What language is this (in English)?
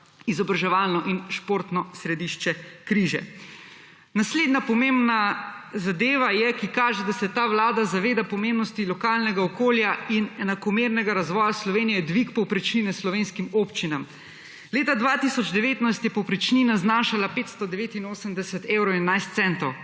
Slovenian